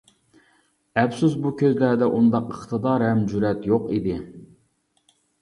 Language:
Uyghur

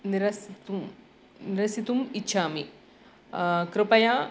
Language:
Sanskrit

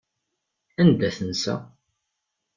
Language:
Kabyle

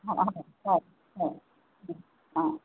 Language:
Assamese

